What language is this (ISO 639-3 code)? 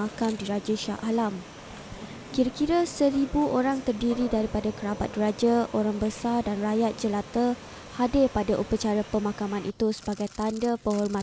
msa